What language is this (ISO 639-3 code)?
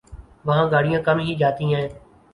urd